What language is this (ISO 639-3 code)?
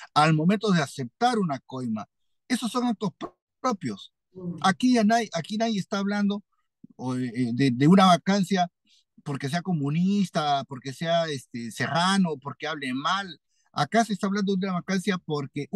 spa